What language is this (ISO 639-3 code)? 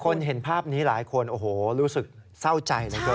tha